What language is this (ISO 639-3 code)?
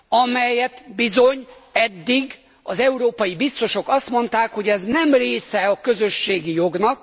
hun